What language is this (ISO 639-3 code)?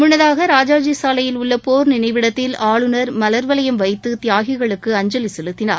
tam